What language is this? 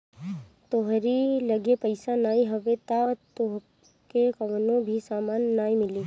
Bhojpuri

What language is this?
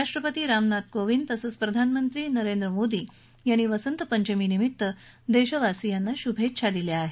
Marathi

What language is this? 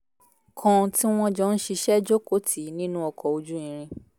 Yoruba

